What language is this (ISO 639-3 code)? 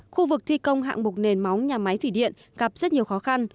vie